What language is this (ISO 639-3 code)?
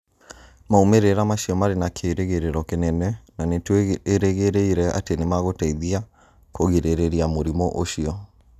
kik